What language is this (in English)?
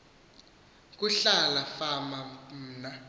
Xhosa